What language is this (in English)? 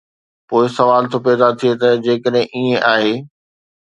Sindhi